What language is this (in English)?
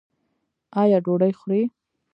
Pashto